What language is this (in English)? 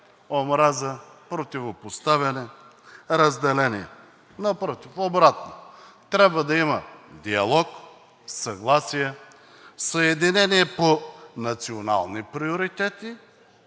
Bulgarian